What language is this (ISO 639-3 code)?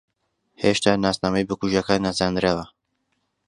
ckb